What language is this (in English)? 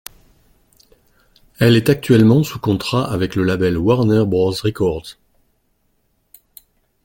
French